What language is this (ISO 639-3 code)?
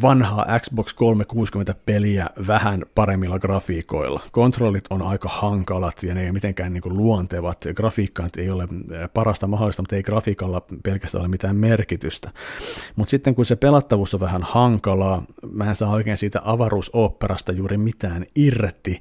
fin